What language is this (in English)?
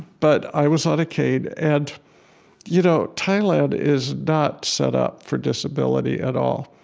English